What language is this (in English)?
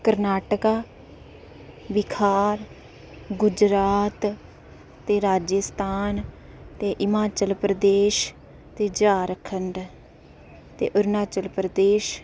Dogri